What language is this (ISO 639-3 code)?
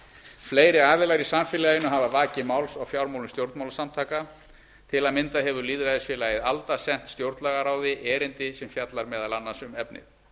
isl